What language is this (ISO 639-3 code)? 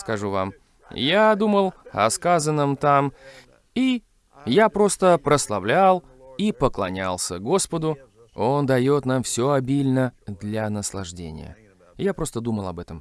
rus